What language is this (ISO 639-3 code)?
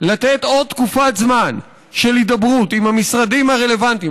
heb